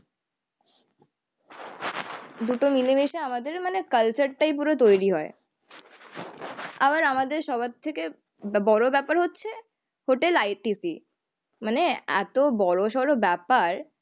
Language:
Bangla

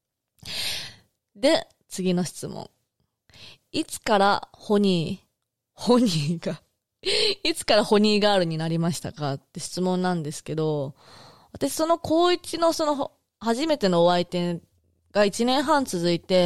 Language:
Japanese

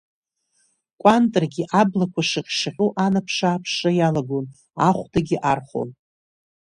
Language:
Abkhazian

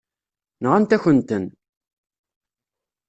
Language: Kabyle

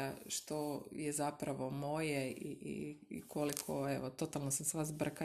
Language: Croatian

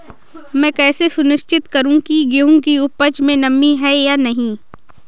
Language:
Hindi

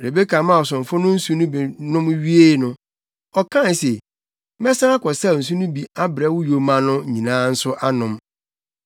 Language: Akan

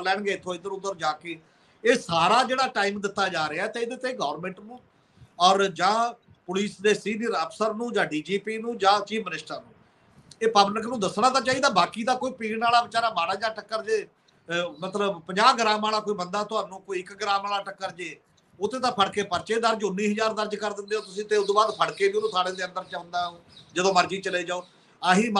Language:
Hindi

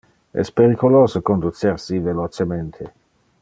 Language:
Interlingua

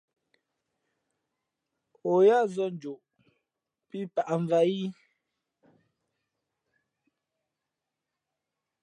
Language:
Fe'fe'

